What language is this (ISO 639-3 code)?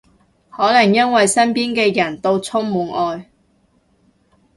yue